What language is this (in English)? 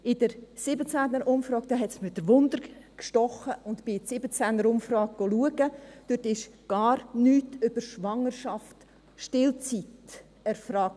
Swiss German